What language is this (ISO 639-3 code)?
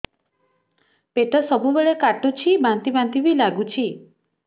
ori